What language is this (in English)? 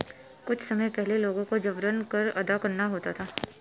Hindi